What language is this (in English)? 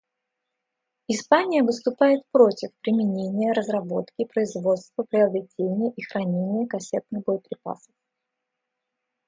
Russian